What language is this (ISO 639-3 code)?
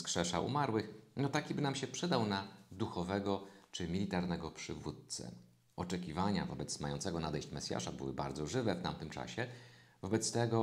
pol